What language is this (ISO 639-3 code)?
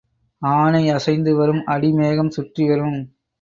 tam